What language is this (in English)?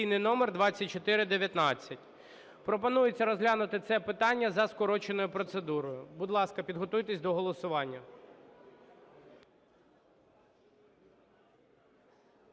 Ukrainian